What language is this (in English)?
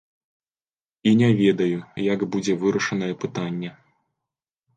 Belarusian